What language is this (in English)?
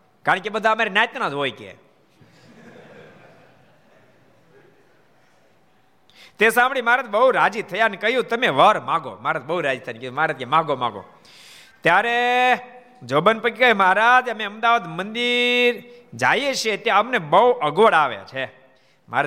Gujarati